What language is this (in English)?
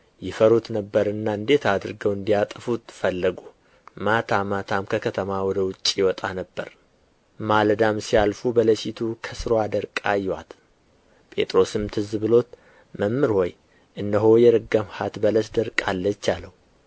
Amharic